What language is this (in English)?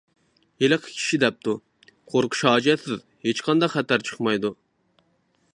Uyghur